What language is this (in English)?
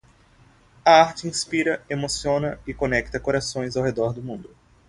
Portuguese